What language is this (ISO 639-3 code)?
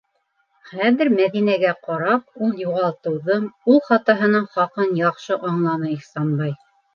bak